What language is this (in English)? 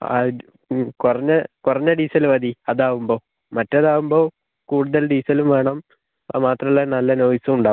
Malayalam